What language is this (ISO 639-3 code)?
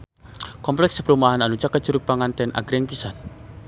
sun